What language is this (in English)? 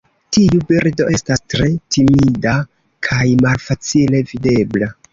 Esperanto